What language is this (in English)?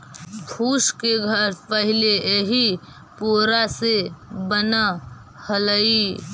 Magahi